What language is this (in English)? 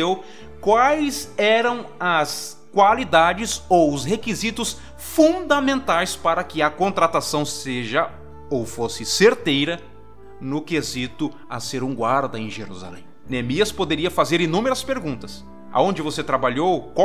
Portuguese